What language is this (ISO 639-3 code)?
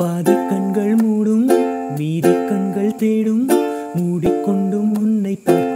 vie